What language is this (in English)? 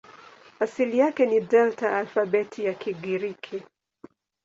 Swahili